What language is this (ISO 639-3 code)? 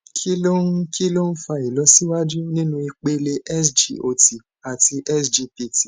yor